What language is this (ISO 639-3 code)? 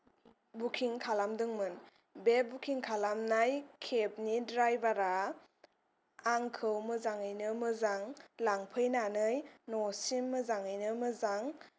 brx